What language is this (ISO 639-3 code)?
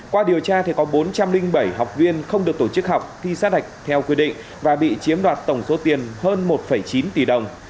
vie